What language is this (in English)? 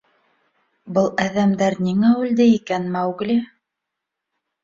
Bashkir